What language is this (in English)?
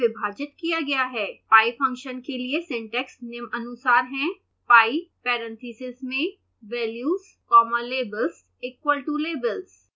Hindi